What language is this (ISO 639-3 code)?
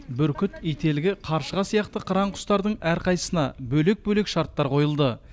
kaz